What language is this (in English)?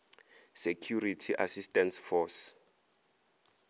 Northern Sotho